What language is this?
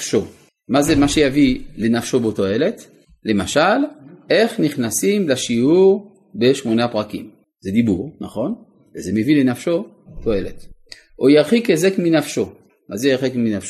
Hebrew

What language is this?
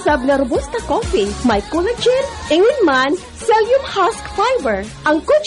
Filipino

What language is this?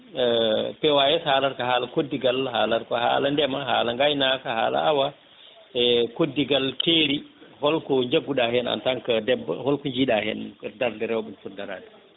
Fula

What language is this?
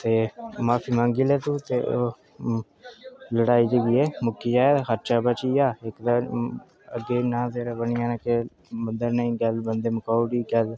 Dogri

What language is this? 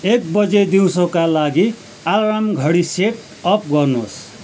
Nepali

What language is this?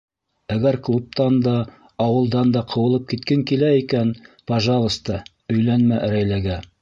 Bashkir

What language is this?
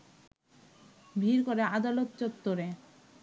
Bangla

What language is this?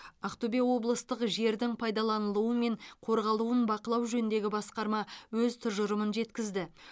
Kazakh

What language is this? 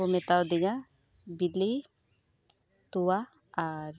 Santali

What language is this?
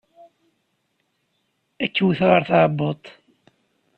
Kabyle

